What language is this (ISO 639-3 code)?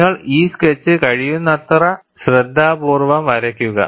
mal